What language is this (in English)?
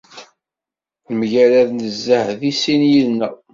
Kabyle